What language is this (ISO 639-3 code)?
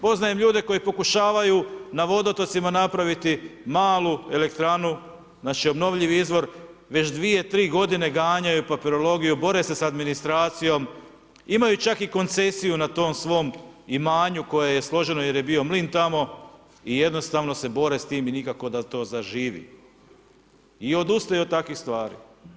hrv